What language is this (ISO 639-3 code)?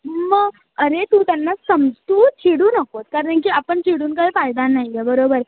mar